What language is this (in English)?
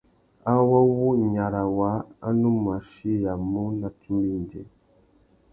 Tuki